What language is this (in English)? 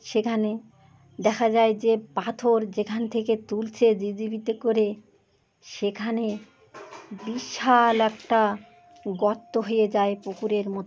Bangla